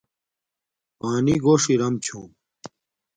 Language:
Domaaki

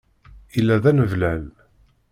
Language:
Kabyle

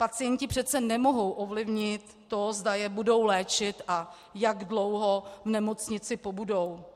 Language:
Czech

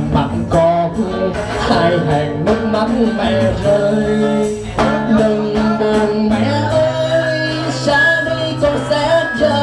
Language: Vietnamese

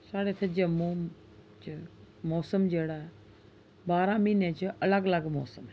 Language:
Dogri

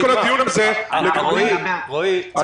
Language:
Hebrew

